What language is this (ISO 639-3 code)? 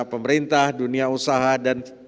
ind